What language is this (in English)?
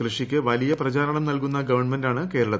Malayalam